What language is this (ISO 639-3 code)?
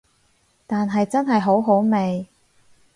yue